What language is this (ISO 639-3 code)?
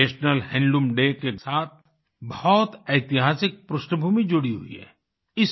hin